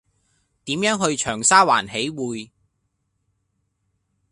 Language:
Cantonese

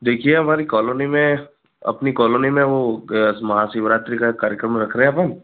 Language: Hindi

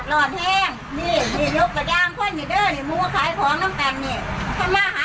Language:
Thai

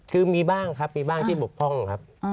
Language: Thai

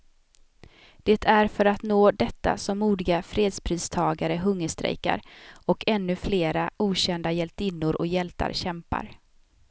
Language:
Swedish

